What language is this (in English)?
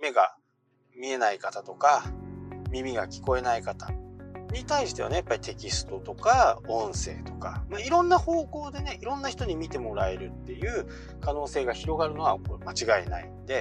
Japanese